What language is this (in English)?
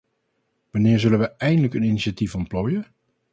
Dutch